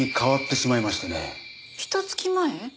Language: Japanese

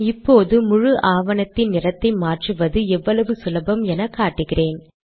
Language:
Tamil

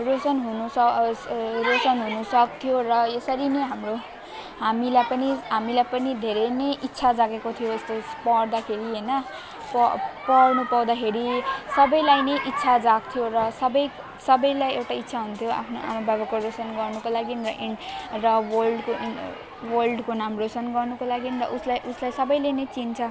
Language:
Nepali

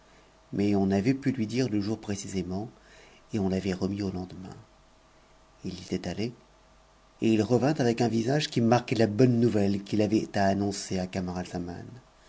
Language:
French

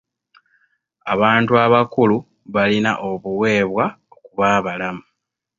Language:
Ganda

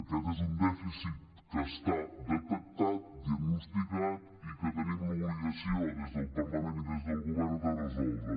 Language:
Catalan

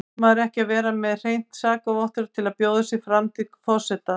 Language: Icelandic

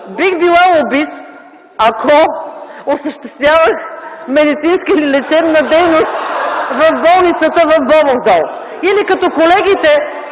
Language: Bulgarian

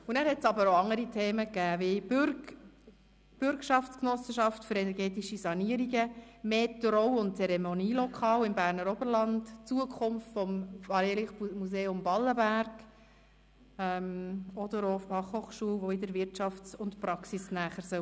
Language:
Swiss German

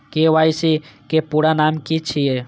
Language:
Maithili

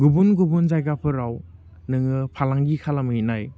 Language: Bodo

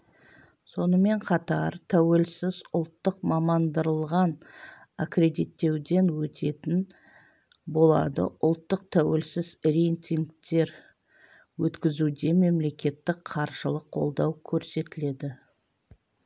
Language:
Kazakh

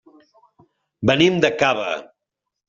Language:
Catalan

